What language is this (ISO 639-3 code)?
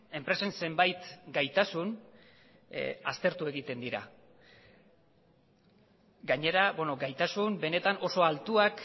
eus